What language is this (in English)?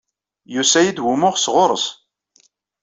Kabyle